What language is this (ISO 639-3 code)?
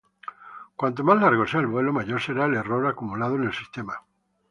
spa